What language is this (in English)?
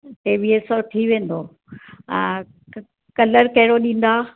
Sindhi